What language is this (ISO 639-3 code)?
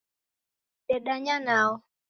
dav